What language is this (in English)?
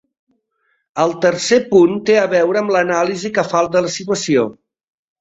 Catalan